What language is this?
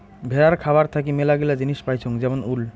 Bangla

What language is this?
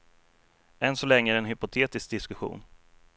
Swedish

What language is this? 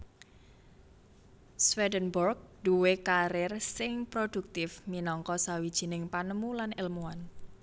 Javanese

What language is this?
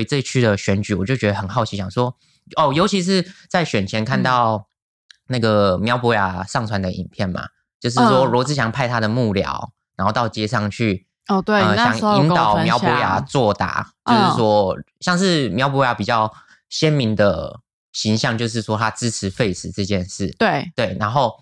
Chinese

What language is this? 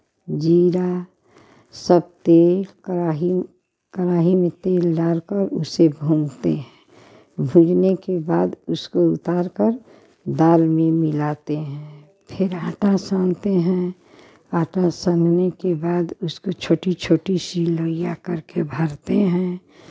Hindi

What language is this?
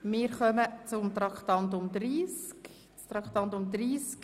Swiss German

